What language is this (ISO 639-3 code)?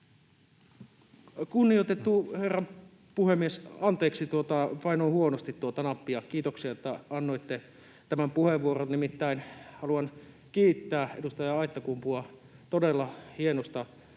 fin